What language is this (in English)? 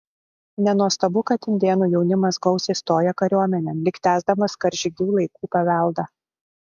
Lithuanian